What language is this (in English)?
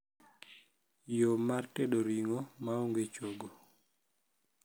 Luo (Kenya and Tanzania)